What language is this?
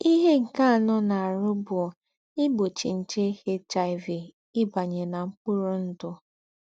Igbo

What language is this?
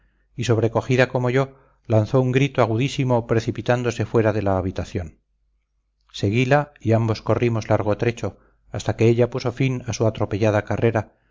Spanish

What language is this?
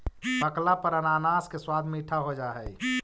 Magahi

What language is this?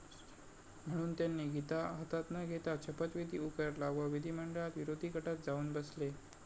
Marathi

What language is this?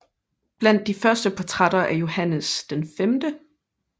Danish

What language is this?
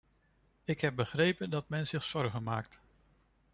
Dutch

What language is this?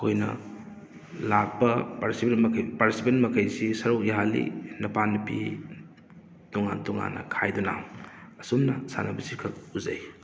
Manipuri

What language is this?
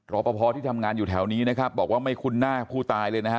Thai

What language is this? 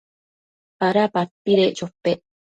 Matsés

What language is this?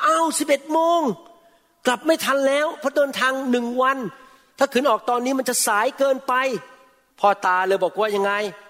Thai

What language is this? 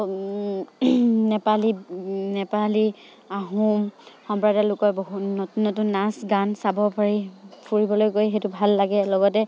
Assamese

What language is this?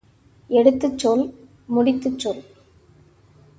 Tamil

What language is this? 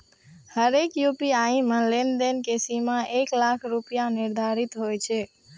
Maithili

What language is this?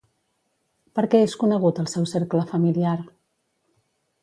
Catalan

